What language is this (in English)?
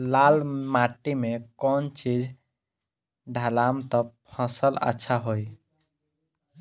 Bhojpuri